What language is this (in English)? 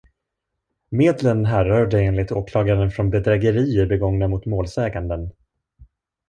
Swedish